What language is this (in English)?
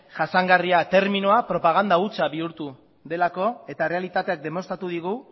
Basque